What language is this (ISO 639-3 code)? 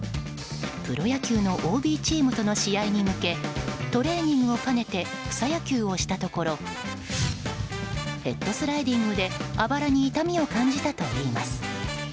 jpn